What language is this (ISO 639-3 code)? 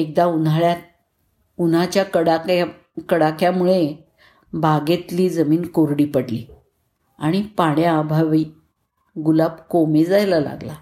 mar